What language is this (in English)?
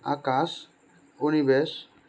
Assamese